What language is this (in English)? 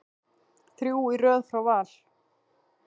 Icelandic